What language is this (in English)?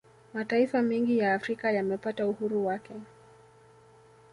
Swahili